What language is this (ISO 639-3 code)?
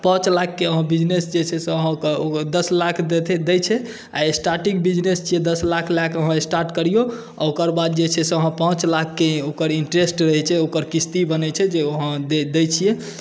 mai